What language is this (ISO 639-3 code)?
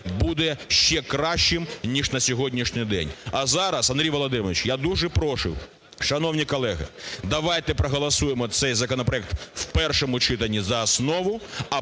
ukr